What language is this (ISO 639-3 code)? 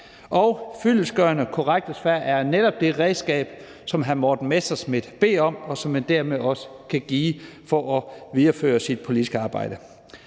dan